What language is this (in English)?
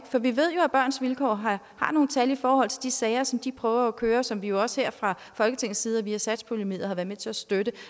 Danish